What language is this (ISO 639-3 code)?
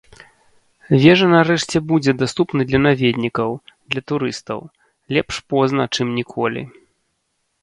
bel